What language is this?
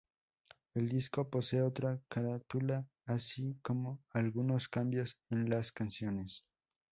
Spanish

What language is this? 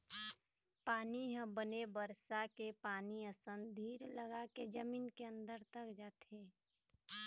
Chhattisgarhi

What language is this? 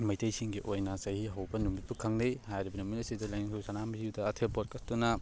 Manipuri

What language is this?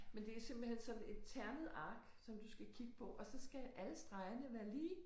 Danish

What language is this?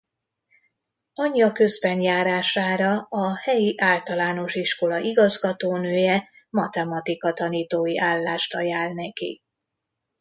Hungarian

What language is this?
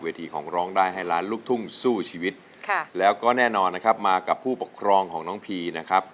Thai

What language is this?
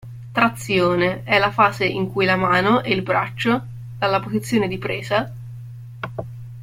Italian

